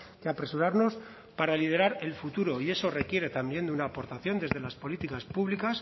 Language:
Spanish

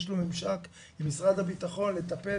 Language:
Hebrew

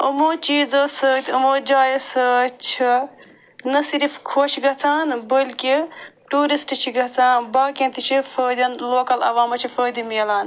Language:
Kashmiri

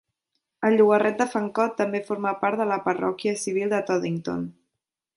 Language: Catalan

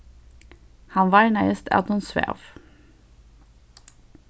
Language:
Faroese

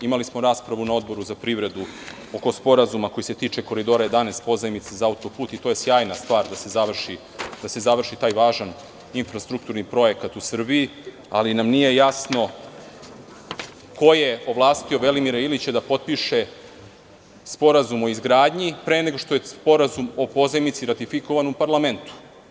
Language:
Serbian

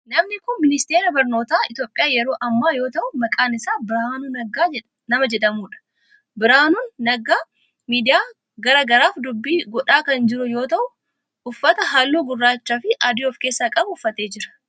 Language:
Oromo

